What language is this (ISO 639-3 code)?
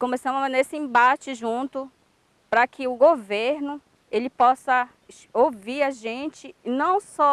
por